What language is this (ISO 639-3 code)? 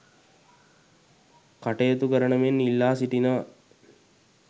sin